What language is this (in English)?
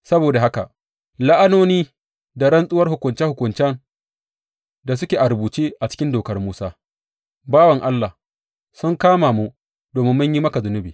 Hausa